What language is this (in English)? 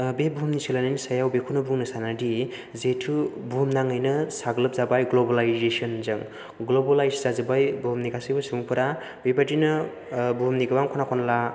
Bodo